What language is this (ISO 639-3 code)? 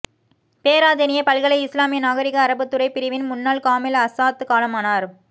tam